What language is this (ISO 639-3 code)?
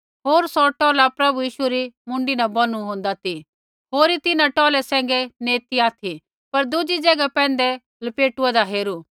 kfx